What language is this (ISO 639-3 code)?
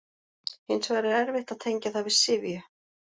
isl